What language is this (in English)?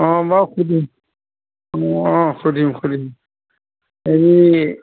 Assamese